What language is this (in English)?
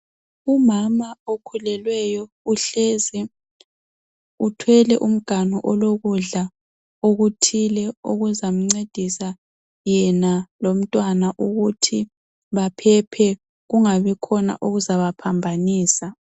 North Ndebele